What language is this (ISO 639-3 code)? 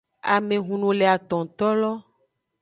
ajg